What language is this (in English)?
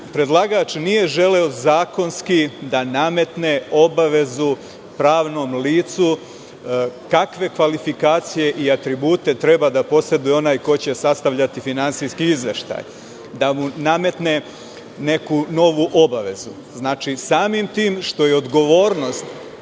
Serbian